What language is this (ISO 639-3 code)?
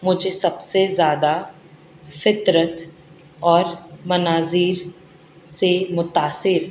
urd